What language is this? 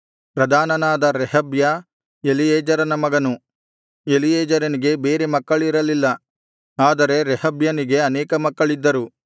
Kannada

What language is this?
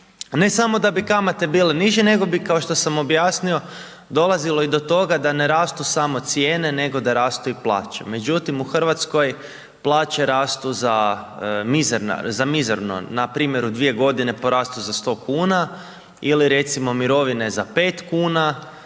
Croatian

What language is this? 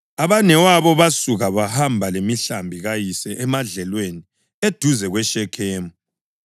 North Ndebele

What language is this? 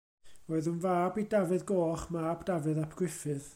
Welsh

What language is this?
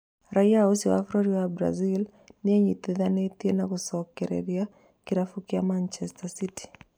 Kikuyu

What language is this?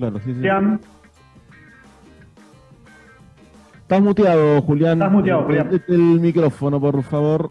Spanish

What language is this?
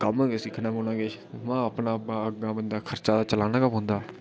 Dogri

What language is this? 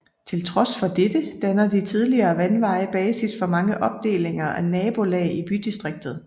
Danish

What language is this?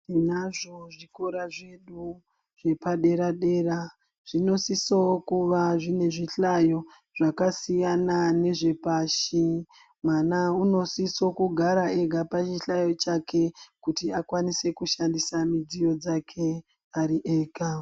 Ndau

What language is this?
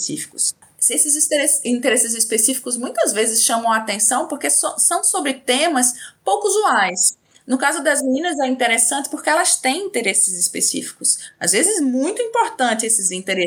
Portuguese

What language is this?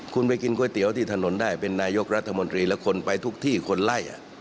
Thai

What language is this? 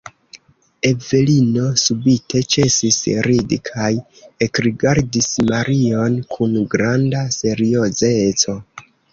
Esperanto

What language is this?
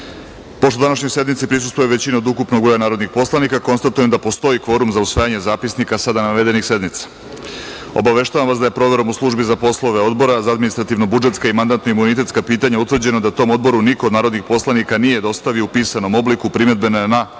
Serbian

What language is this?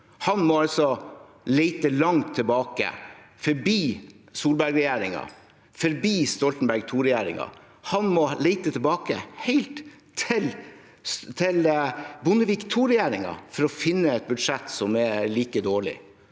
Norwegian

